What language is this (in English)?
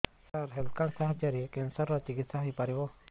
Odia